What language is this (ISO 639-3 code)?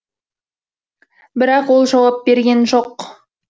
kaz